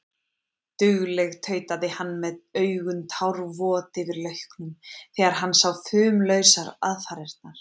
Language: Icelandic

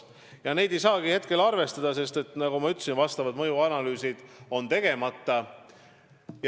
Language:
Estonian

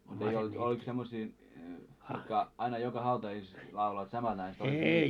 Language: Finnish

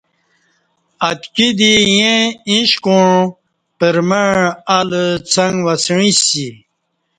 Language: Kati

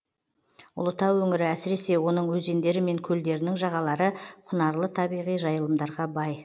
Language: Kazakh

